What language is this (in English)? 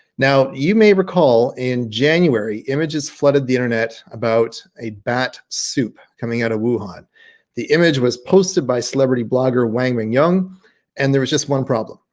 English